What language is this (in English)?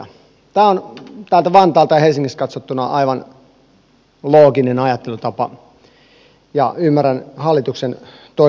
Finnish